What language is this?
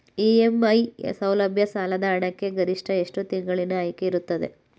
Kannada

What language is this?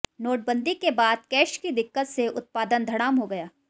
Hindi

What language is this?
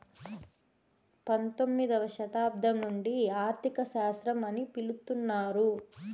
Telugu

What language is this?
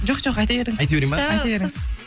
Kazakh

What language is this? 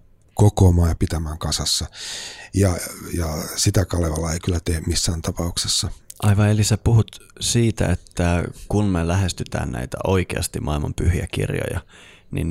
Finnish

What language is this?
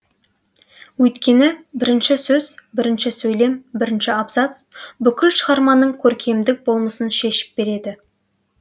Kazakh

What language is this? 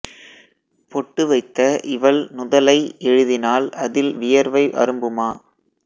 Tamil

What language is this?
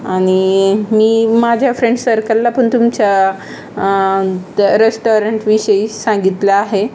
Marathi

